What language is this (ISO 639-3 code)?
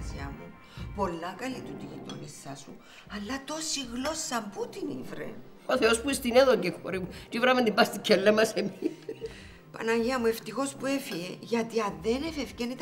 ell